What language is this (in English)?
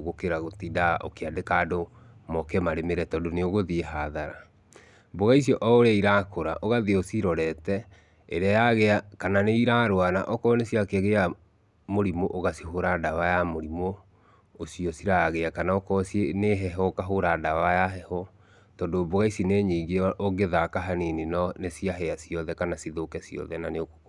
Kikuyu